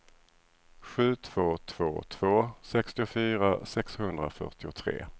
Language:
Swedish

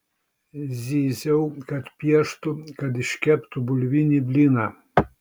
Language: Lithuanian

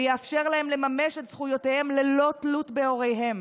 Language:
Hebrew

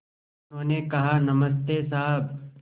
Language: Hindi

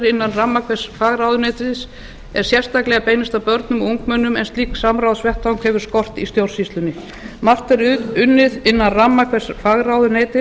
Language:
Icelandic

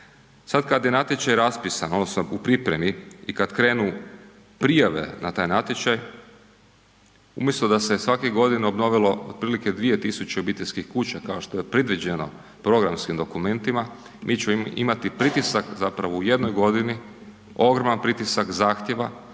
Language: Croatian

